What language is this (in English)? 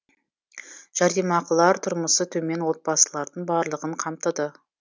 Kazakh